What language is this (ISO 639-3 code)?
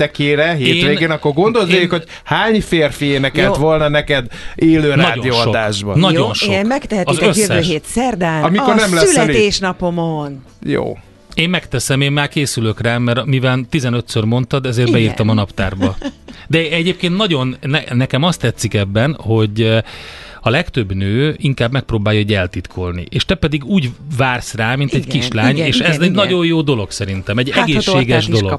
hun